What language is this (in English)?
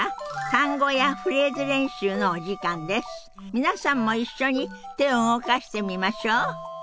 Japanese